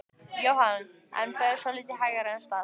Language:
Icelandic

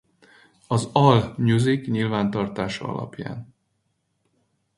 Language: Hungarian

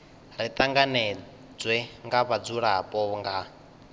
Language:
Venda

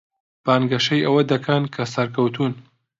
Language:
Central Kurdish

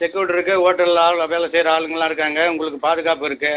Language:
Tamil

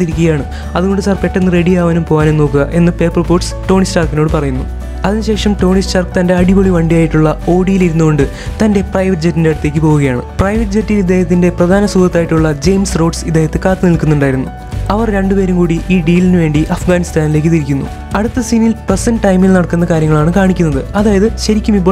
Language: Turkish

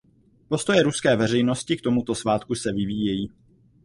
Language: Czech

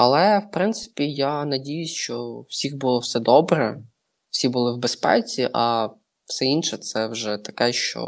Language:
Ukrainian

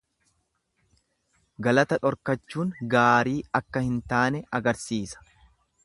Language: Oromo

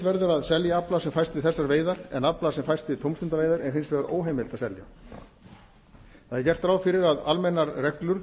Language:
Icelandic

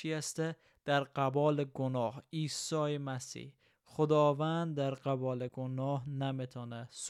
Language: Persian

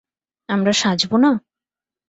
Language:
Bangla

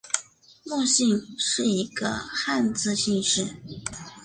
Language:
Chinese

